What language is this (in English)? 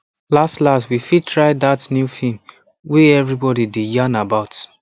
Nigerian Pidgin